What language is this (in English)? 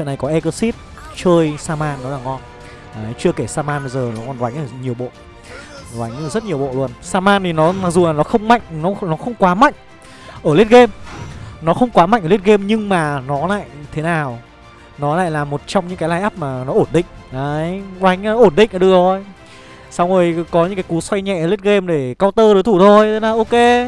Vietnamese